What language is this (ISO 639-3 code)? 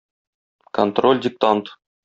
tat